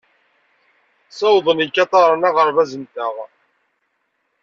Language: Kabyle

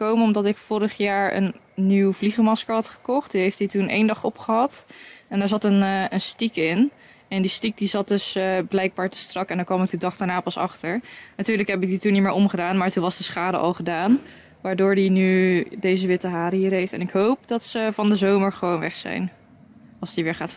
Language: Dutch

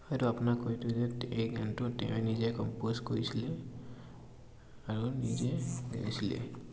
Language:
Assamese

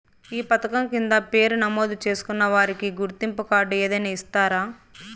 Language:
Telugu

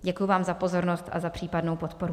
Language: Czech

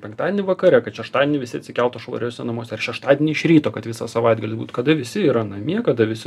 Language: Lithuanian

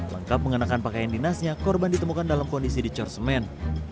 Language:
Indonesian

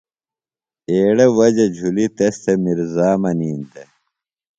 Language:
Phalura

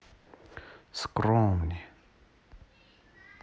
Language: Russian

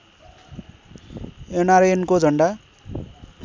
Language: Nepali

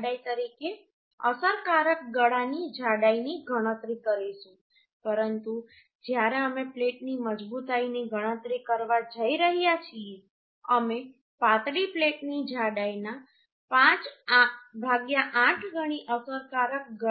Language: Gujarati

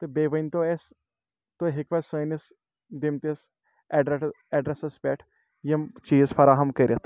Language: Kashmiri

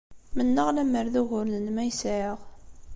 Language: Kabyle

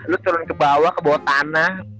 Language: Indonesian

